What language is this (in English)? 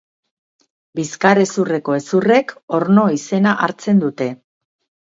Basque